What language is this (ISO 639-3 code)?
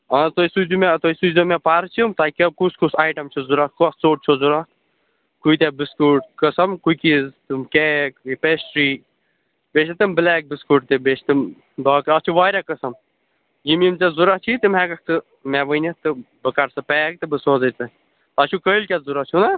kas